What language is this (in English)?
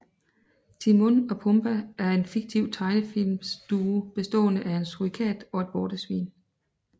Danish